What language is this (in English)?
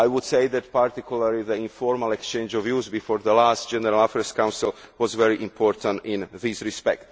English